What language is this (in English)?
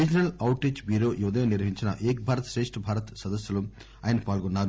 Telugu